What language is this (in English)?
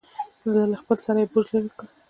Pashto